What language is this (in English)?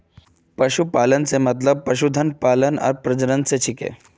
Magahi